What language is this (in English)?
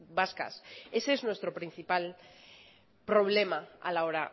Spanish